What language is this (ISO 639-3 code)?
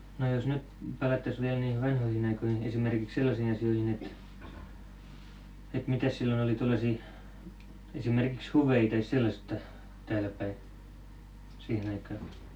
fin